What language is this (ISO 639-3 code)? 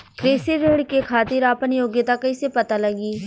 bho